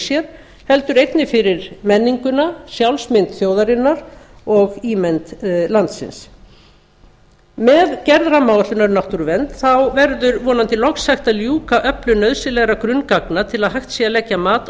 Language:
Icelandic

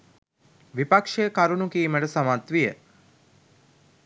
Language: Sinhala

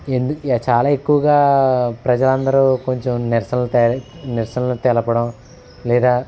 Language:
Telugu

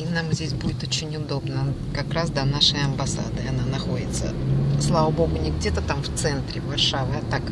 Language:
Russian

